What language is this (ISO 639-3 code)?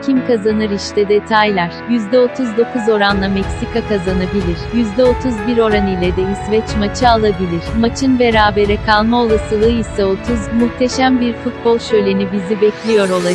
tur